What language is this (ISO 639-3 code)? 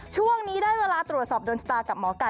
tha